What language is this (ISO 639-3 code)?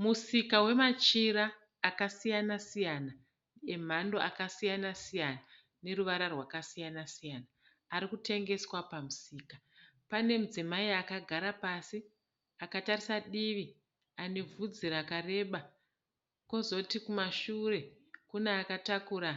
sna